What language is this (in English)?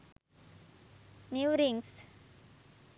Sinhala